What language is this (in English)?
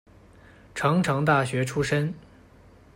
Chinese